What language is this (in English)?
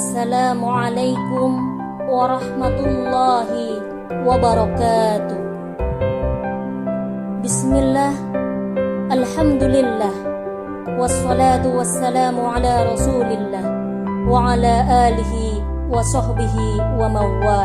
Indonesian